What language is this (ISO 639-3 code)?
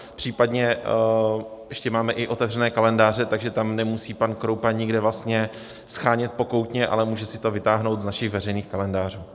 ces